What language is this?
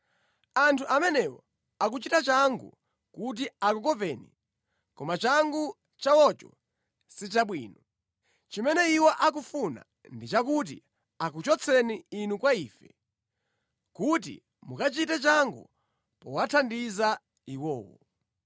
Nyanja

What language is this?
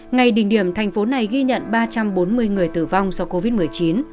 Vietnamese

